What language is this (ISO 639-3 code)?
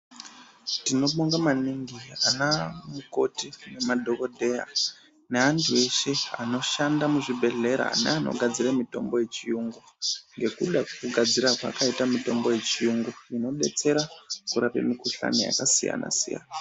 ndc